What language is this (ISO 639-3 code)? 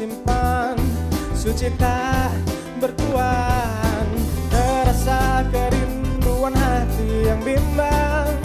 ind